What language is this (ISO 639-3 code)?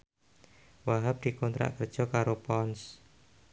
jav